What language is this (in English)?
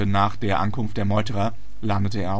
German